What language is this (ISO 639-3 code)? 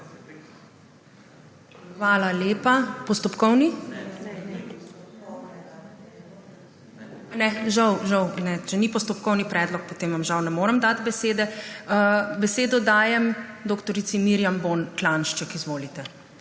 slv